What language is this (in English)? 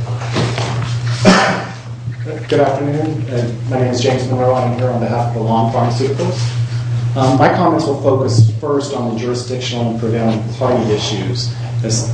English